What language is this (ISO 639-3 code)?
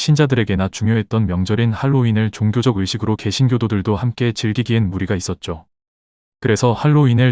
kor